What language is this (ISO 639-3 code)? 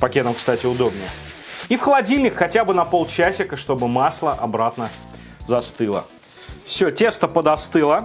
rus